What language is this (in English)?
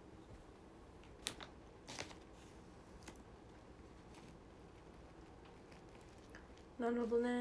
Japanese